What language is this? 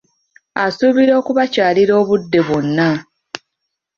Ganda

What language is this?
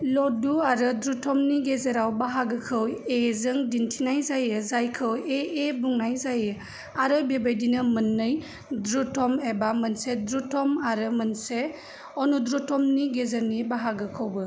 Bodo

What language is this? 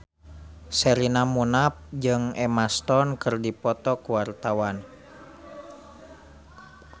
Sundanese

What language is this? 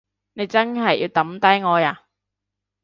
Cantonese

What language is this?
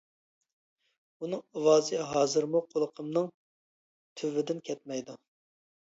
Uyghur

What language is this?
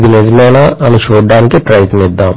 Telugu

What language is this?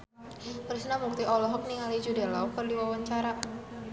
Sundanese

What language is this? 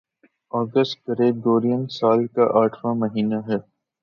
Urdu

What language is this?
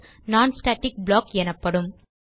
Tamil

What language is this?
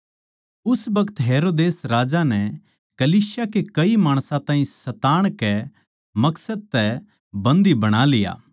Haryanvi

